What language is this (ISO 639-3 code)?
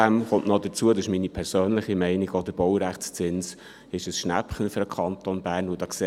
gsw